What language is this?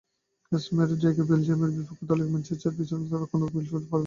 Bangla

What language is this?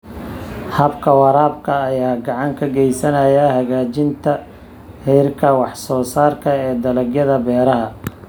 Somali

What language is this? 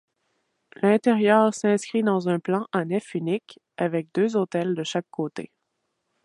French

